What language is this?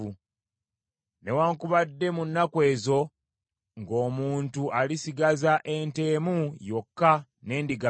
Ganda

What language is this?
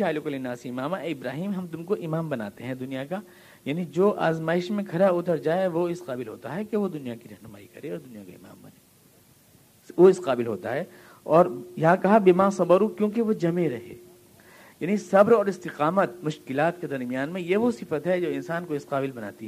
Urdu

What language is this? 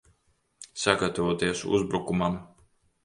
Latvian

